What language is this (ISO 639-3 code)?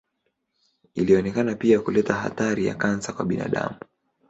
swa